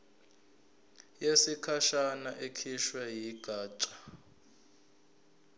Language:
Zulu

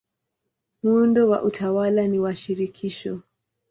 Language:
Swahili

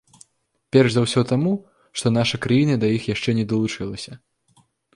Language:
Belarusian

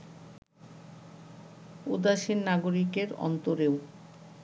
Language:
Bangla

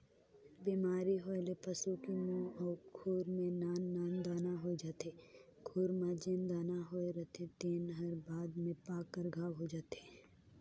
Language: Chhattisgarhi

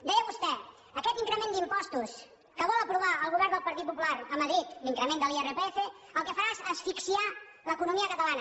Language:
Catalan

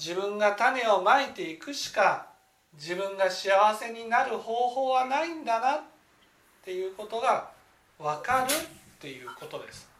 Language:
Japanese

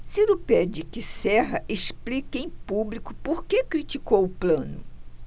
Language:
Portuguese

